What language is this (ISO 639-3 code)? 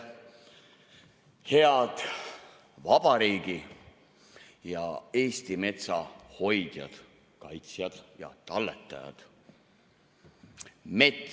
est